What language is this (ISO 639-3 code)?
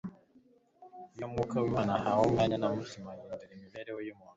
kin